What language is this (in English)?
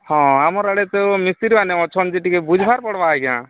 Odia